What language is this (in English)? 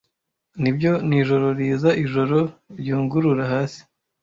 Kinyarwanda